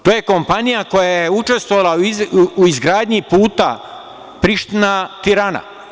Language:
Serbian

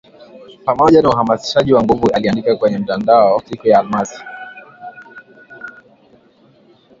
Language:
Swahili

